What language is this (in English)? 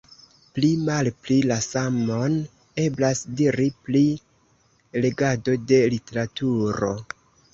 Esperanto